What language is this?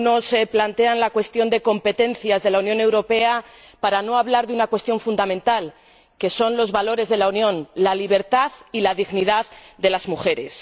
Spanish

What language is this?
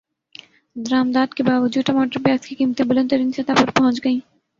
Urdu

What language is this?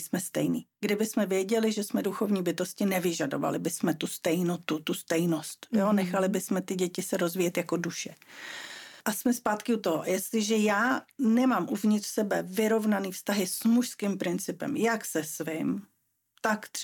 Czech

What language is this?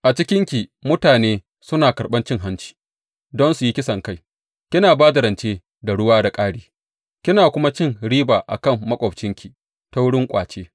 Hausa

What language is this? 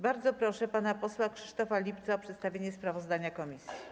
Polish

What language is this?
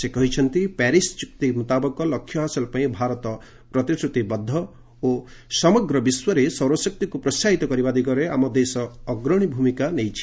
Odia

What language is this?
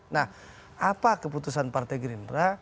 Indonesian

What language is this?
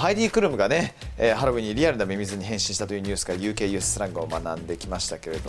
Japanese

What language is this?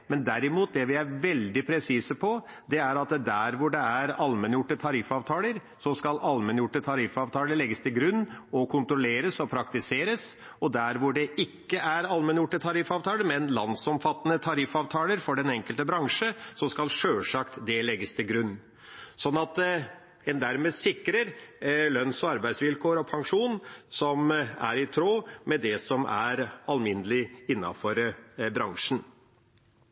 Norwegian Bokmål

